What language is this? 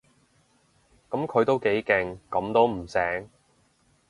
Cantonese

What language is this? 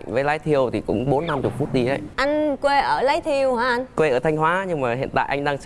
Vietnamese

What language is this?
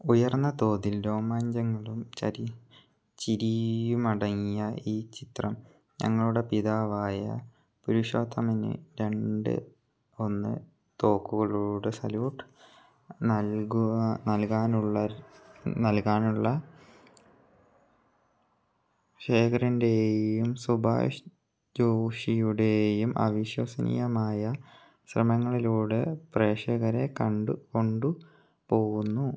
Malayalam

